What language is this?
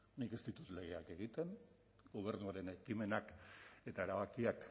Basque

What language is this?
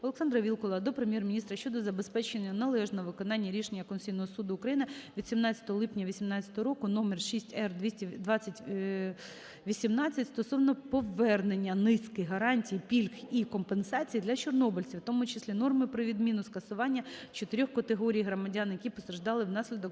Ukrainian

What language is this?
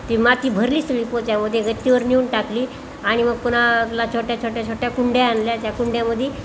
Marathi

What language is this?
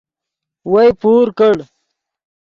Yidgha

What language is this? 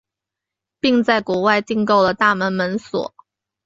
Chinese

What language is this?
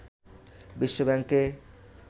Bangla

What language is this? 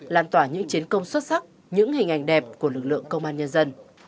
Vietnamese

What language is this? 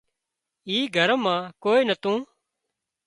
Wadiyara Koli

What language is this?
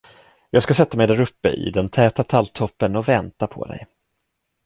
Swedish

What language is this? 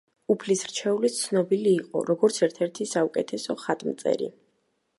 Georgian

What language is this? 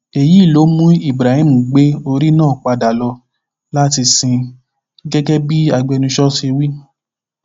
Yoruba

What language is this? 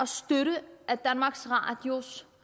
Danish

